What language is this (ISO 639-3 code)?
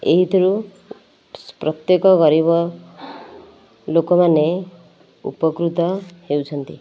ori